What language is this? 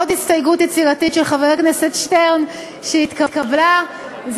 Hebrew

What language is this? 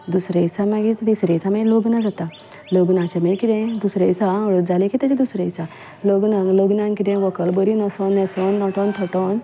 Konkani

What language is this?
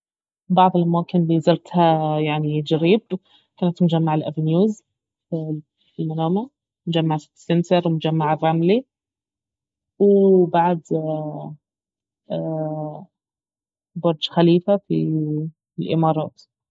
Baharna Arabic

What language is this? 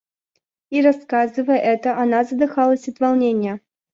Russian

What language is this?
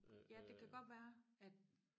Danish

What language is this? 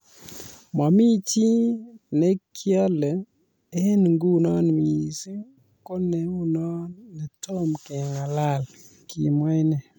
Kalenjin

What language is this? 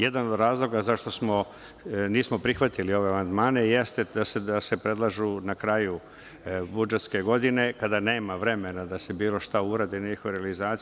Serbian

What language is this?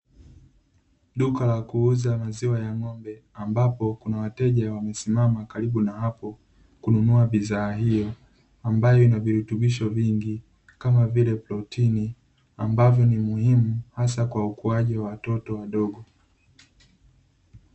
Swahili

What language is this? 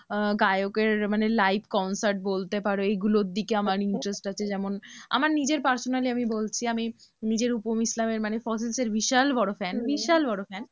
Bangla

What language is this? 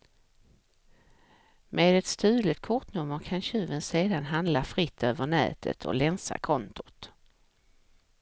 Swedish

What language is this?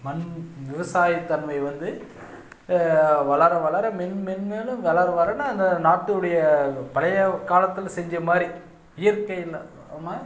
Tamil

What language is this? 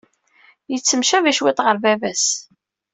Kabyle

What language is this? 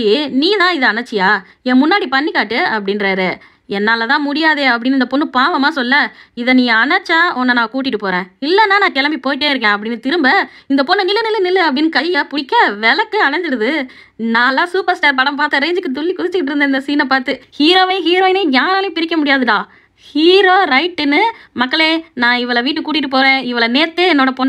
Japanese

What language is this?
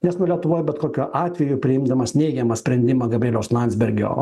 Lithuanian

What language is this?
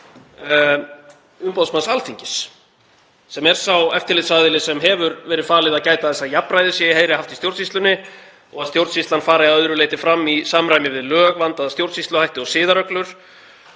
Icelandic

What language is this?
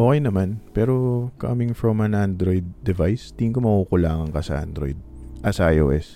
Filipino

